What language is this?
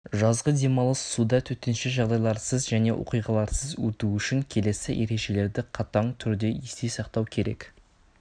Kazakh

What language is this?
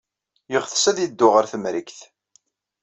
Kabyle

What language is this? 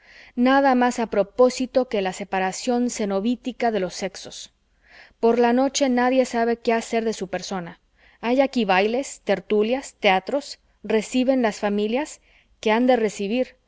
Spanish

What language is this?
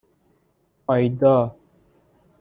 Persian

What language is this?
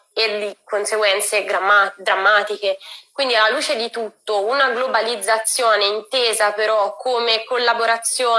Italian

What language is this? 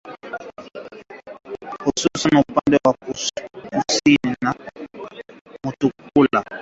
Swahili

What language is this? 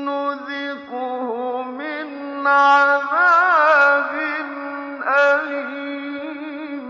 Arabic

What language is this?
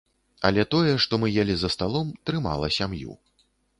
Belarusian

